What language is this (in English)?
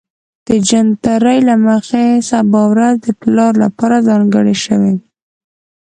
Pashto